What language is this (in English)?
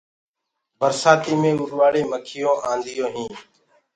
Gurgula